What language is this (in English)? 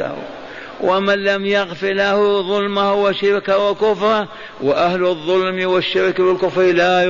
Arabic